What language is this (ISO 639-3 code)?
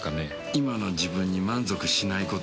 jpn